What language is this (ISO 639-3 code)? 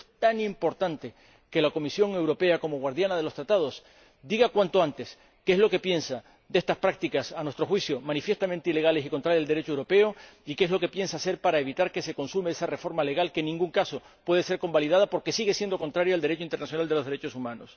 spa